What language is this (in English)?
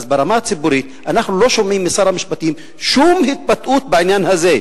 Hebrew